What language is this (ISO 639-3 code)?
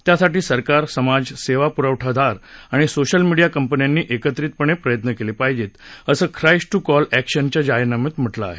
mar